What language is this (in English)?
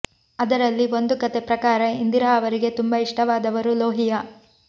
Kannada